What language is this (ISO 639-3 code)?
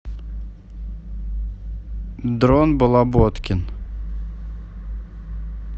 rus